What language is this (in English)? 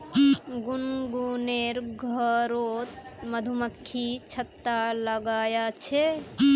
Magahi